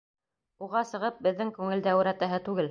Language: Bashkir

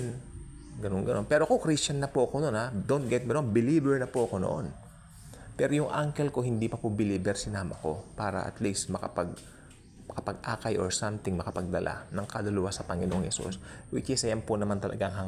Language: Filipino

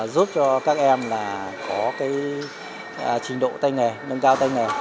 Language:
Vietnamese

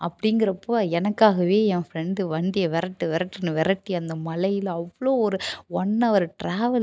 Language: Tamil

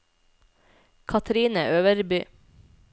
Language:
Norwegian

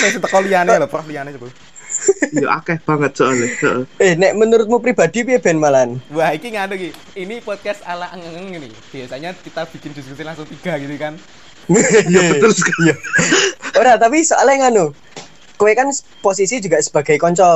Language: Indonesian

